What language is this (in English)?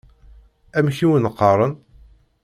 Kabyle